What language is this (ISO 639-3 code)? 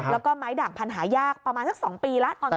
tha